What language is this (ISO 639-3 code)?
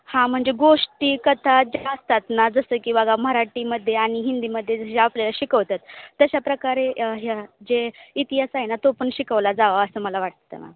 mar